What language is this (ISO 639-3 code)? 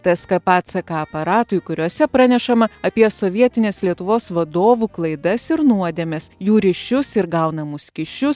lit